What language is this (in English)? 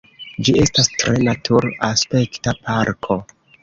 Esperanto